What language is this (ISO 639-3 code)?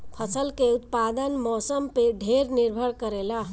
bho